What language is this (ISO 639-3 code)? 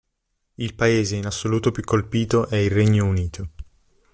ita